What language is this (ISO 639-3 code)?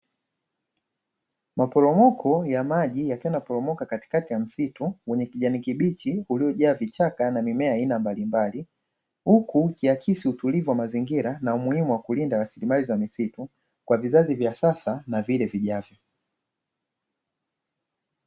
swa